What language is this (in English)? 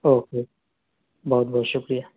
Urdu